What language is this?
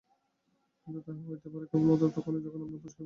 Bangla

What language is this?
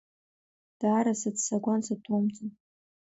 Abkhazian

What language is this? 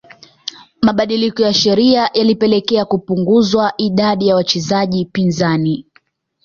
Swahili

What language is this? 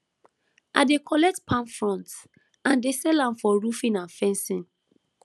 Nigerian Pidgin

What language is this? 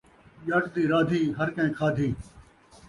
Saraiki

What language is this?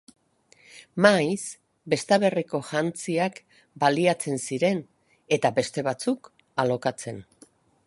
Basque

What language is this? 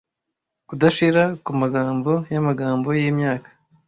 Kinyarwanda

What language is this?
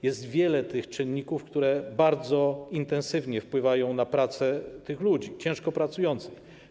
Polish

